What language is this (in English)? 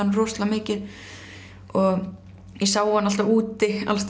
Icelandic